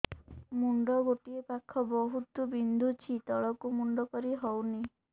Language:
Odia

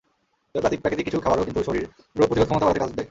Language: Bangla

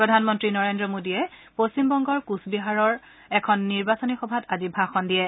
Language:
Assamese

